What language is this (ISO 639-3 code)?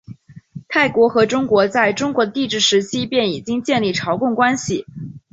zho